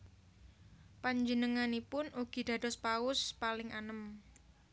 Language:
Javanese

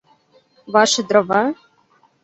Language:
Mari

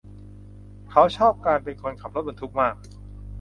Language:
Thai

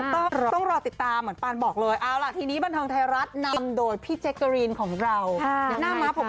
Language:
Thai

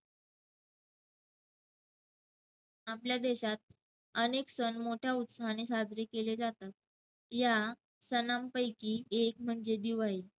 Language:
Marathi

